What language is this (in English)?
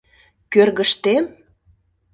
Mari